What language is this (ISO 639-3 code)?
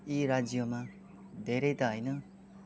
nep